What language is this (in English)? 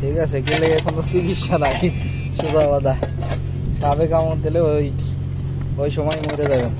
Arabic